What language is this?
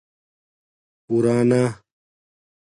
Domaaki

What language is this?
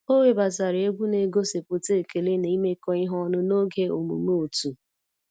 Igbo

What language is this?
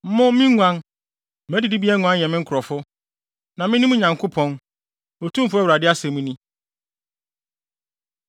Akan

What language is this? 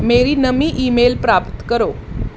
Punjabi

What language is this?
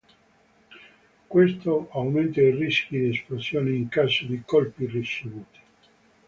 Italian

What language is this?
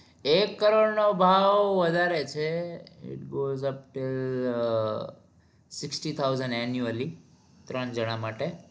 Gujarati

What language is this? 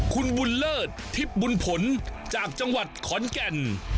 Thai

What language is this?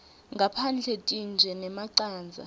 Swati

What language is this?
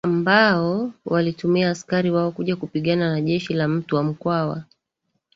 Swahili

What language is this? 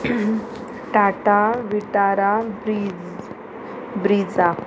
Konkani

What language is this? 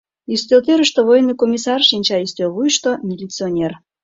Mari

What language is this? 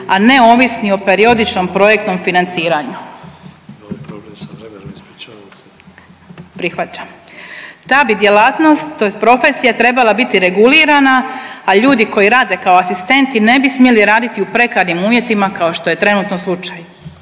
Croatian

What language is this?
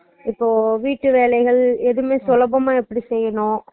Tamil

